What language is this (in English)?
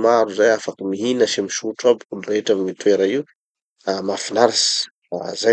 Tanosy Malagasy